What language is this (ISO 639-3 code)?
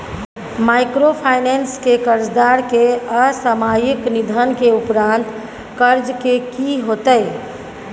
mai